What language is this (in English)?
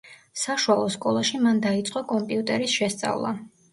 Georgian